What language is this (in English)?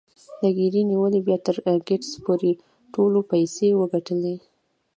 Pashto